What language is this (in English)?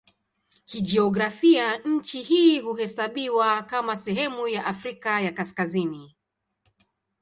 Swahili